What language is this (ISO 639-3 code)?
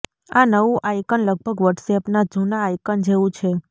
guj